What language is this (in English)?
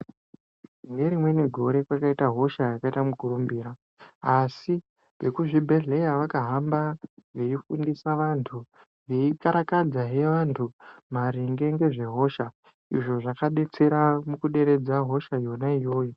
Ndau